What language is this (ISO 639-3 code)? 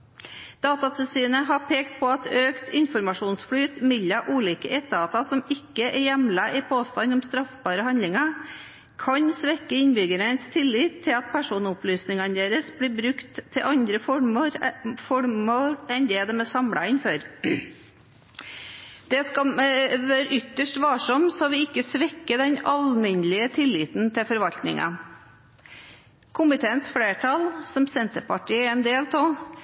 nob